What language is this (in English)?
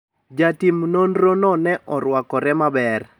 Luo (Kenya and Tanzania)